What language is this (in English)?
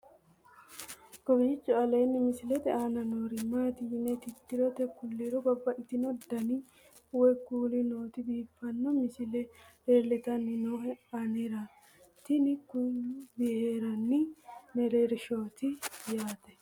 Sidamo